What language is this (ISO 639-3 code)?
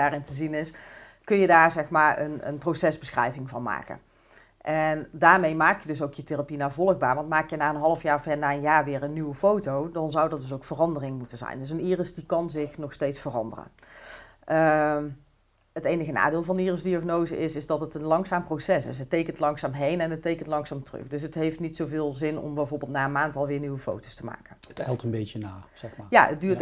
nld